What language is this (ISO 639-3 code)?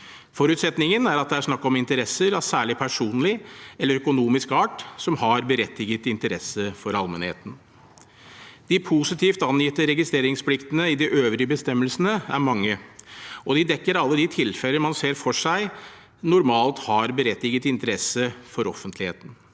nor